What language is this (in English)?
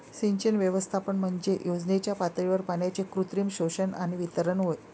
Marathi